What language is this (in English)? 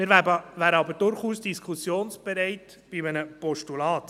Swiss German